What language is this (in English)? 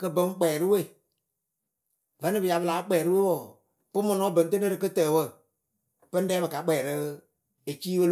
Akebu